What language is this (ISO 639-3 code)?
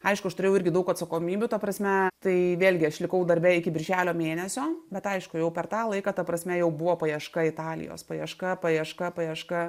lit